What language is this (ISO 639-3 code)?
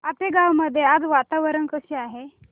mar